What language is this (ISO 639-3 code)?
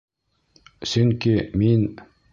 bak